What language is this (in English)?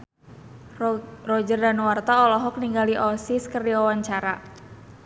Sundanese